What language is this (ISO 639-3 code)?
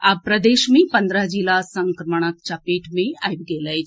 mai